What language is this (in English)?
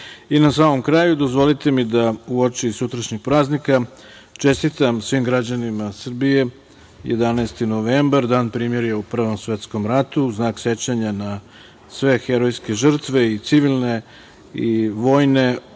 Serbian